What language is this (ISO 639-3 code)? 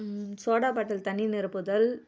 tam